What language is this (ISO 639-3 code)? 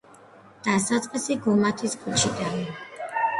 kat